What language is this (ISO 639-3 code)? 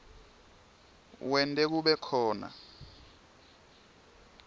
ssw